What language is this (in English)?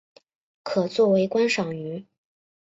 Chinese